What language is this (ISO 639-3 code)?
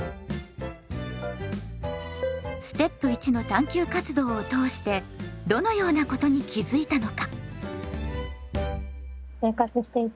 jpn